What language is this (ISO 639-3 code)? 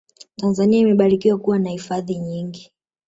swa